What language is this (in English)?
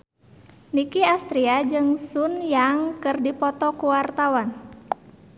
Sundanese